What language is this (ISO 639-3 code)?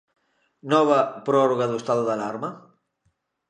glg